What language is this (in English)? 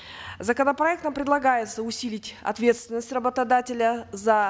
Kazakh